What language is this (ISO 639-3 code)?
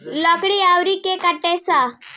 bho